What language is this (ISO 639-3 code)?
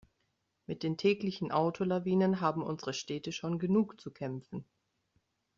deu